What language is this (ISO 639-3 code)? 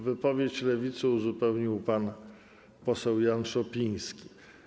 pol